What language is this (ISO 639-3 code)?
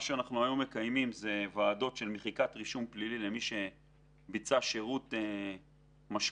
heb